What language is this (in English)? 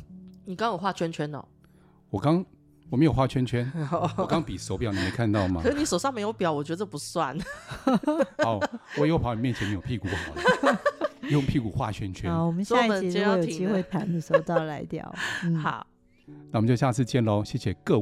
Chinese